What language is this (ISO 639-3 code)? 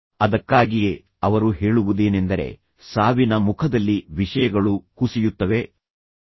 kan